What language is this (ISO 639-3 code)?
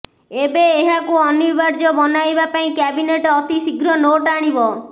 ori